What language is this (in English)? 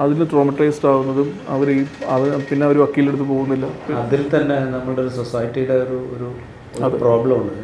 Malayalam